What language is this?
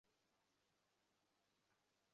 Bangla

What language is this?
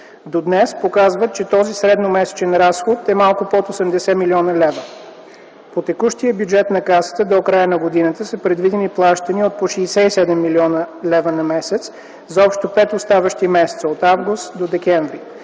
Bulgarian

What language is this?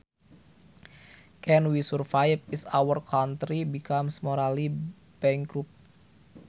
Sundanese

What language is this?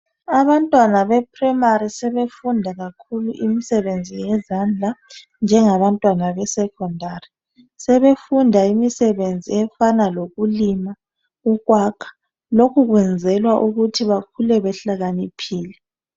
North Ndebele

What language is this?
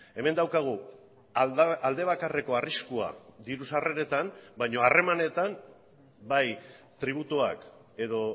Basque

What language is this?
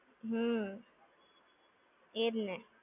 Gujarati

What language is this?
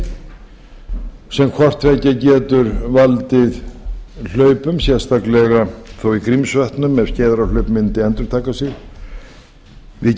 Icelandic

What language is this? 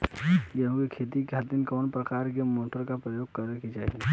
Bhojpuri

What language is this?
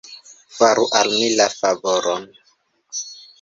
Esperanto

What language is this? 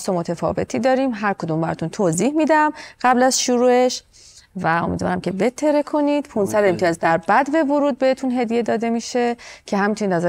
Persian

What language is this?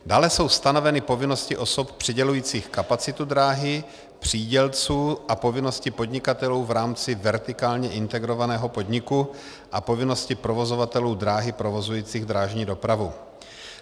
Czech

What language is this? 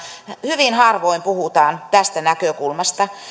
Finnish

